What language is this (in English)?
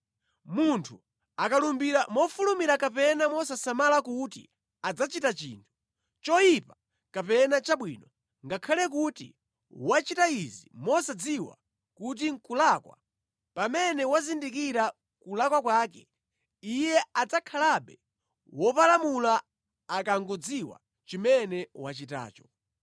Nyanja